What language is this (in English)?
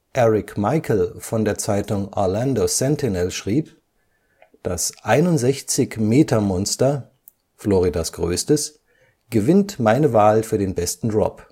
German